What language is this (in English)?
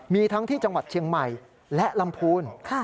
Thai